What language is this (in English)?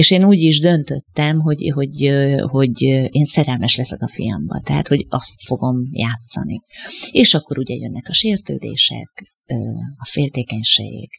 Hungarian